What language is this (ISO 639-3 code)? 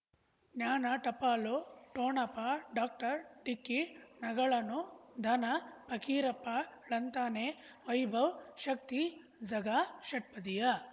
kan